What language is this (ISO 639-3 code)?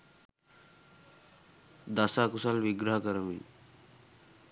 sin